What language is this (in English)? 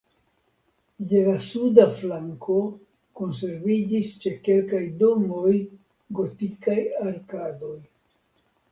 Esperanto